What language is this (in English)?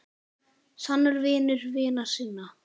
Icelandic